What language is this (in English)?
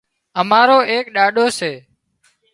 Wadiyara Koli